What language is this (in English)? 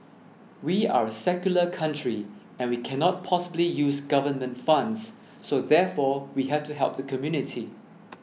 English